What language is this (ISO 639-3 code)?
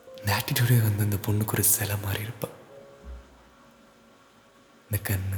tam